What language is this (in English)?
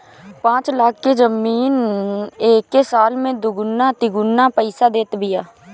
Bhojpuri